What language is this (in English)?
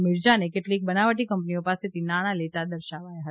Gujarati